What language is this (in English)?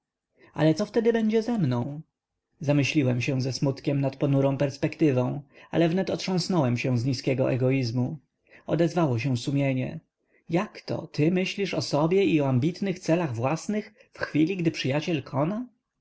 Polish